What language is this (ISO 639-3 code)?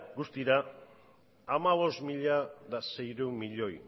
eus